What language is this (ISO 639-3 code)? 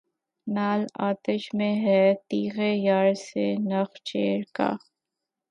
urd